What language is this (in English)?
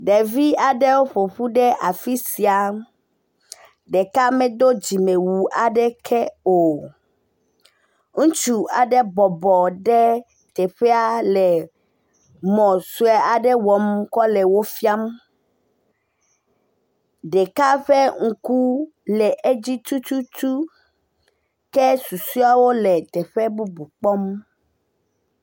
Ewe